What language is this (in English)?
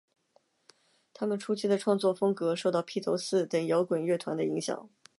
Chinese